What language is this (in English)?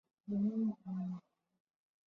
Chinese